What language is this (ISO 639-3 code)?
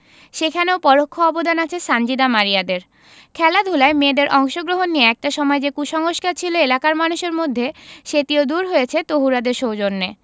ben